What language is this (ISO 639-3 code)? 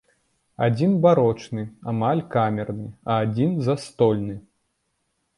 bel